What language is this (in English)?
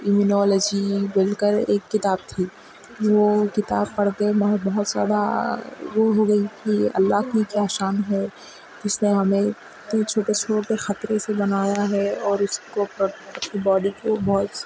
Urdu